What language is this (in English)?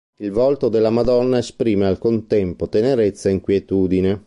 Italian